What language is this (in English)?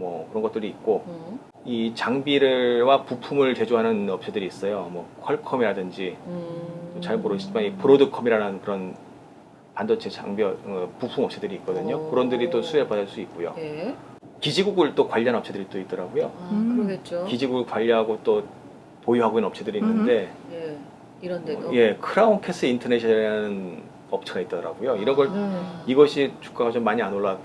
Korean